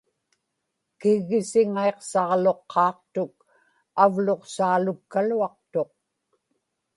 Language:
Inupiaq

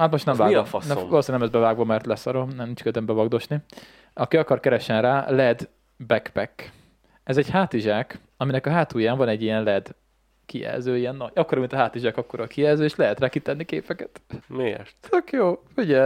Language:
Hungarian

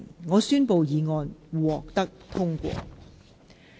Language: Cantonese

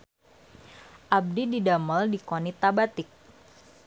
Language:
Sundanese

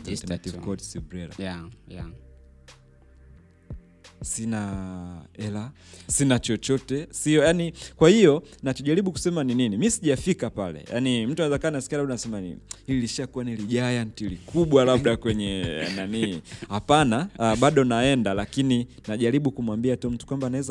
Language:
Swahili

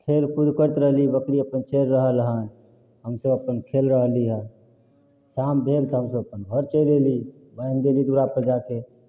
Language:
Maithili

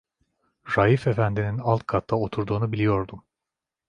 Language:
Turkish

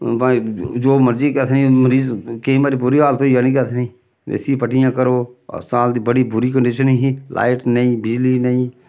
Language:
Dogri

